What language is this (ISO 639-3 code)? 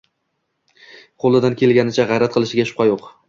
uzb